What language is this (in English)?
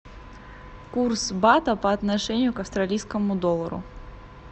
Russian